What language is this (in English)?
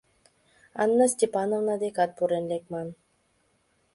Mari